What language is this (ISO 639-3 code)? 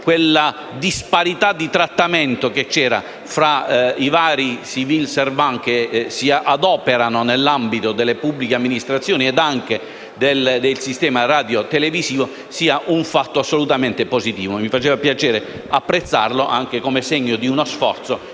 ita